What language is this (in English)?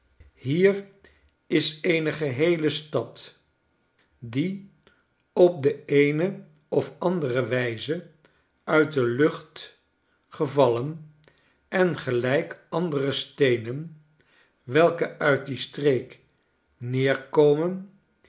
Dutch